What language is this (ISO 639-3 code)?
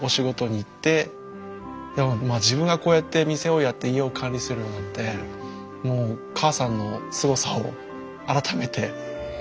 jpn